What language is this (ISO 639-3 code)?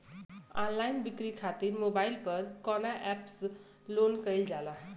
bho